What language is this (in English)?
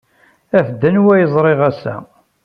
Kabyle